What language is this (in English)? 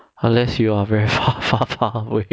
English